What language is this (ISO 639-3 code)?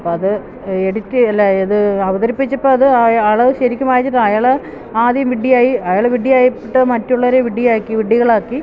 mal